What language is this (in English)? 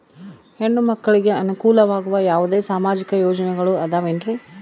Kannada